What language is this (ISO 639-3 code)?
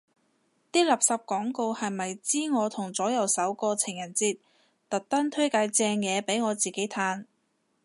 yue